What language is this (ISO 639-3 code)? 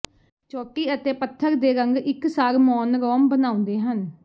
pan